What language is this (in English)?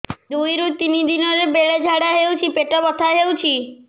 Odia